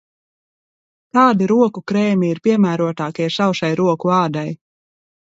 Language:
Latvian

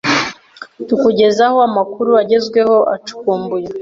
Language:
Kinyarwanda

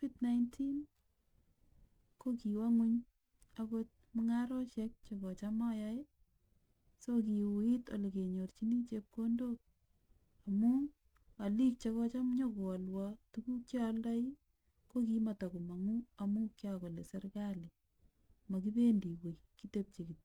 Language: Kalenjin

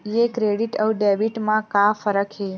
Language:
Chhattisgarhi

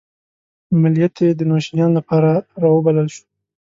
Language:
Pashto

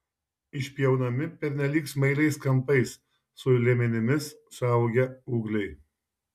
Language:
Lithuanian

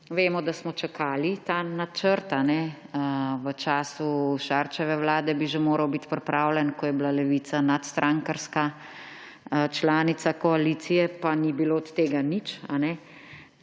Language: Slovenian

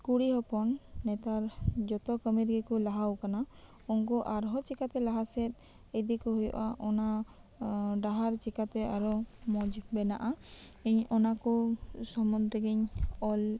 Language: Santali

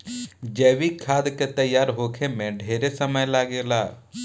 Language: Bhojpuri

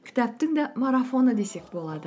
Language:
Kazakh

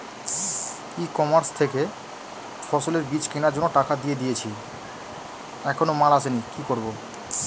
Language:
Bangla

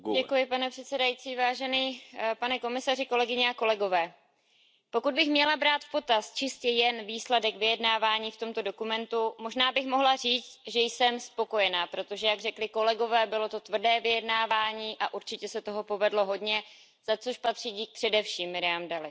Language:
Czech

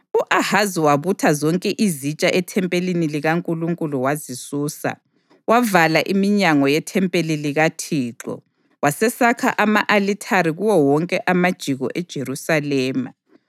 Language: North Ndebele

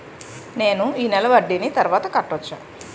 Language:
Telugu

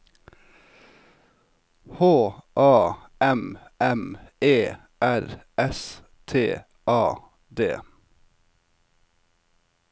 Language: Norwegian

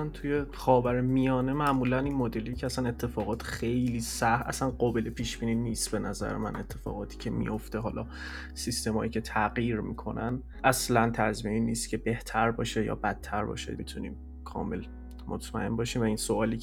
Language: Persian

